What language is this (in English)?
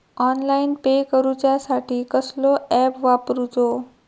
Marathi